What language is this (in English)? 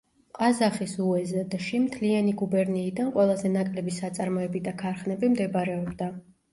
Georgian